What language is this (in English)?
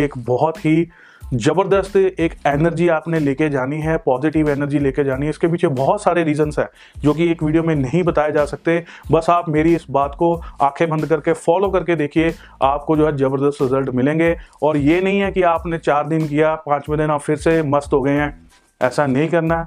Hindi